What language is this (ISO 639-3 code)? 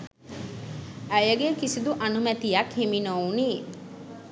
sin